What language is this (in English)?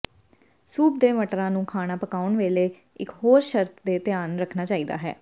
Punjabi